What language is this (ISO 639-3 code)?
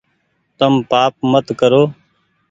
gig